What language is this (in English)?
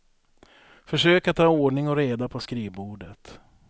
Swedish